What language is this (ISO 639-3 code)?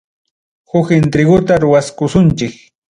quy